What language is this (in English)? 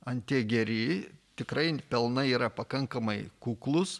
Lithuanian